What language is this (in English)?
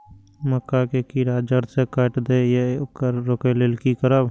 Maithili